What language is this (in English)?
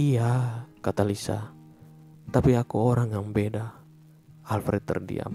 Indonesian